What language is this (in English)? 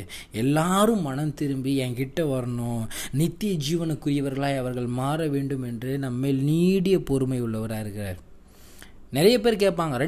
Tamil